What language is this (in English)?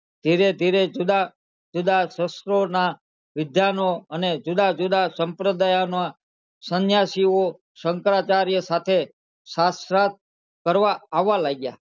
Gujarati